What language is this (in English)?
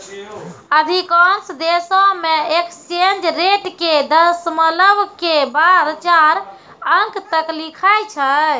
Maithili